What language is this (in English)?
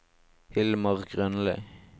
Norwegian